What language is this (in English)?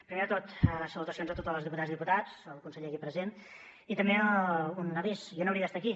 Catalan